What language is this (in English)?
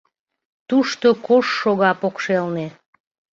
Mari